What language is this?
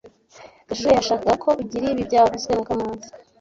Kinyarwanda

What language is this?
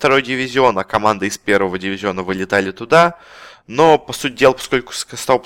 Russian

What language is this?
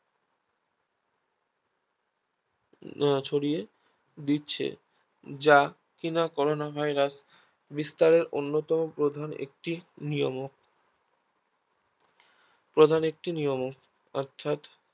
Bangla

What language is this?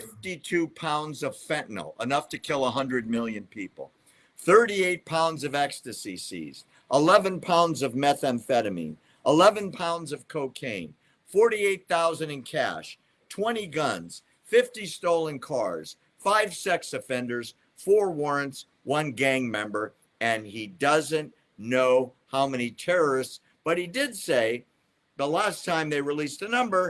English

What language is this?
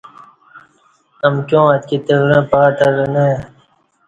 Kati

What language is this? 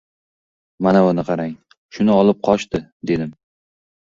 Uzbek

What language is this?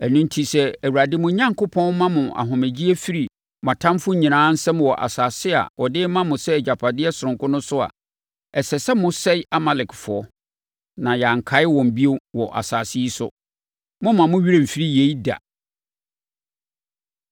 Akan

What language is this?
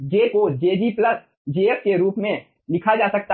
Hindi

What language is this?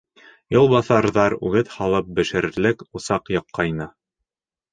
Bashkir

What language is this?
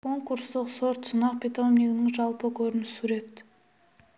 Kazakh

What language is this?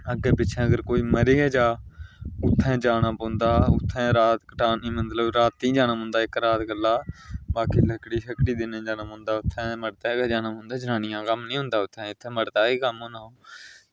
Dogri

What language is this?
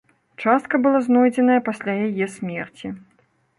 Belarusian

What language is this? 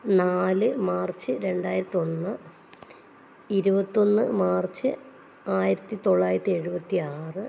Malayalam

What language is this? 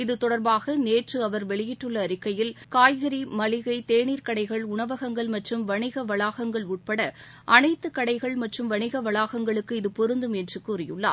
Tamil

